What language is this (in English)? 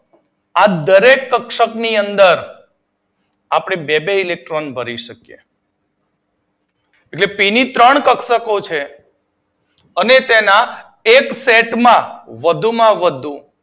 Gujarati